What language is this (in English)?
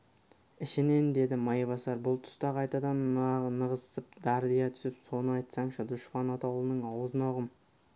Kazakh